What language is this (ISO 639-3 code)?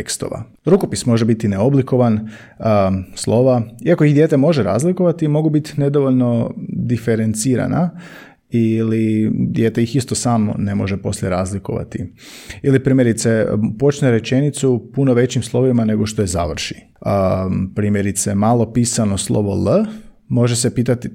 hrv